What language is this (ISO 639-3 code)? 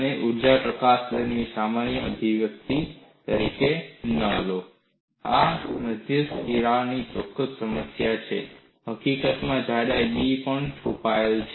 guj